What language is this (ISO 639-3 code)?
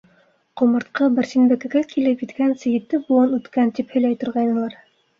bak